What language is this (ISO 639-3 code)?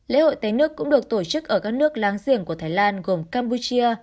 vie